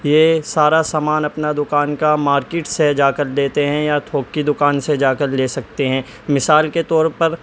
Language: Urdu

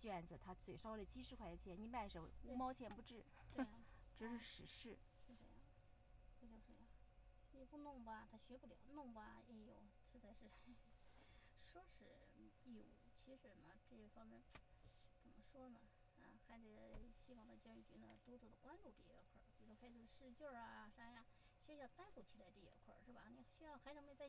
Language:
Chinese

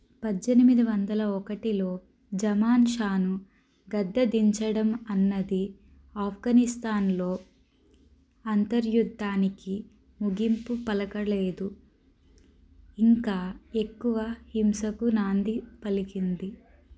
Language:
Telugu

